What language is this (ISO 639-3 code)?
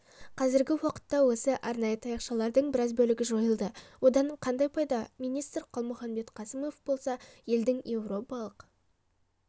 kaz